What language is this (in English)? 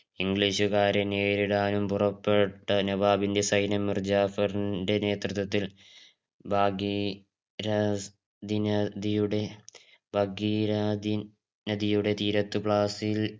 Malayalam